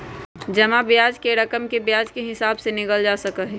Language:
Magahi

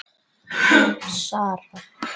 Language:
Icelandic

